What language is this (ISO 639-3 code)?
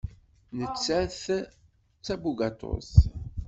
kab